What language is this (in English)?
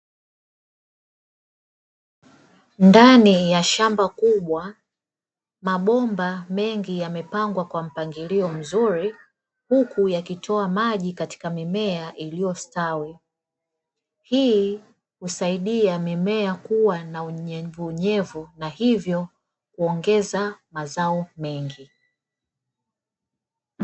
Swahili